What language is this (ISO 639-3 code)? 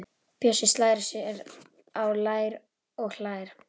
isl